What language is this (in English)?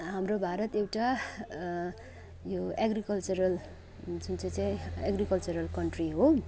Nepali